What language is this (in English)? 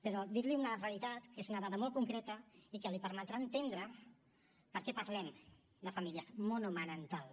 Catalan